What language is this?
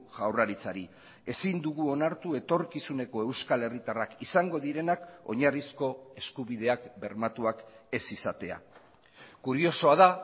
Basque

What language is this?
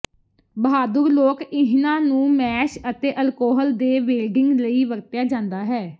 Punjabi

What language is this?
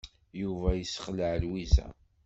Kabyle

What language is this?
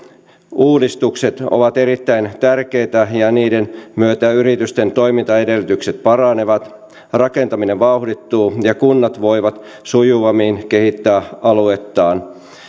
Finnish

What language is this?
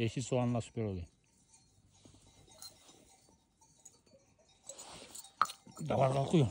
Turkish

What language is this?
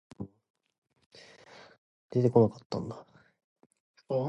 Chinese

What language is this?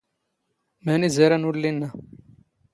Standard Moroccan Tamazight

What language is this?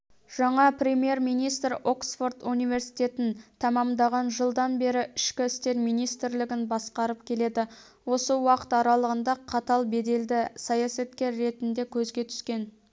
Kazakh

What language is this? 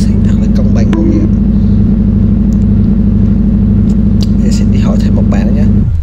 Vietnamese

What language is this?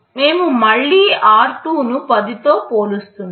Telugu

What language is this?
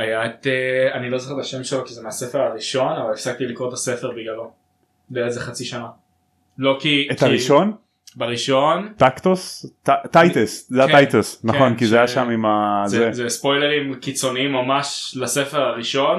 Hebrew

